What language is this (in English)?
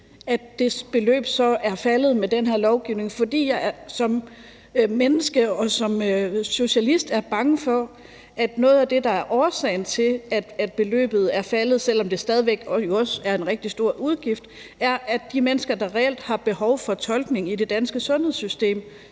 Danish